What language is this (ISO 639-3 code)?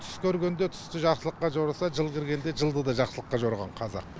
kaz